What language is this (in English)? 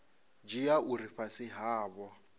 Venda